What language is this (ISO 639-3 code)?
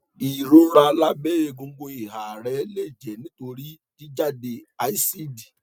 yor